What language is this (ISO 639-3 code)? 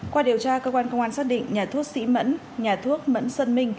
vie